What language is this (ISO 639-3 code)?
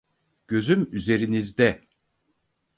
tur